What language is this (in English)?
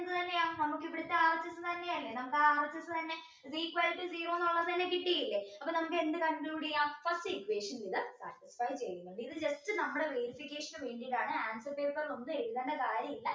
Malayalam